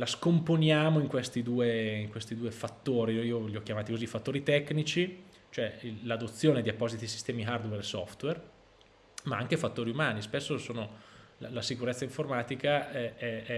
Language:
Italian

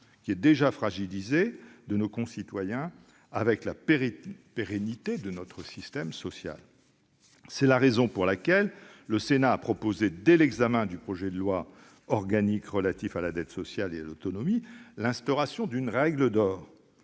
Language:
French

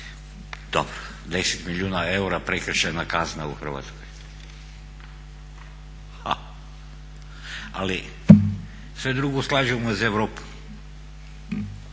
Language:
Croatian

